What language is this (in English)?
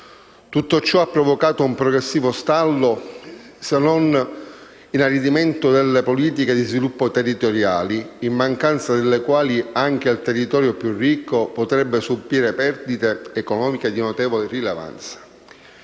Italian